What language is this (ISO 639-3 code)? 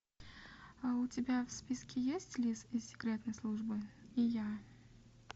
rus